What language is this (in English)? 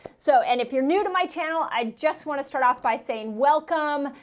English